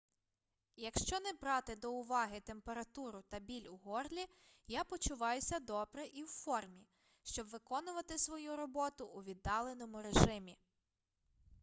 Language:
Ukrainian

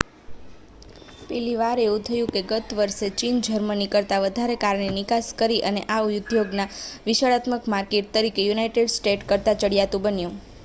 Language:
Gujarati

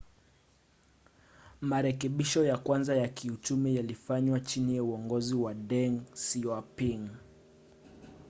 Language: Swahili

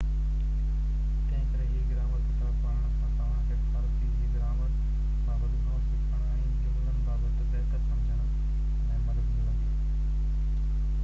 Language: Sindhi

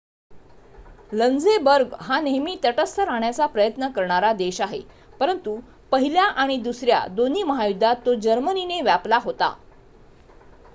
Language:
Marathi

